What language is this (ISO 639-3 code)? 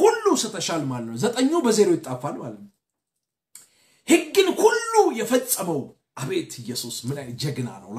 ara